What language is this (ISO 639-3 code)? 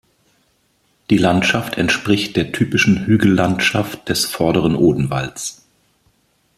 deu